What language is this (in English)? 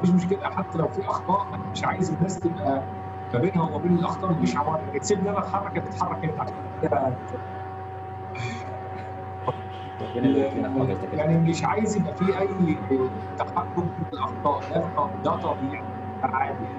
Arabic